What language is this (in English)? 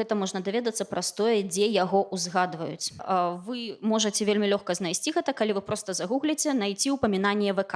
Russian